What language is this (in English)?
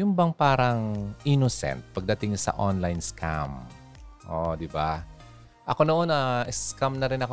Filipino